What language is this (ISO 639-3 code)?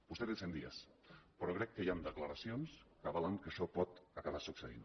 cat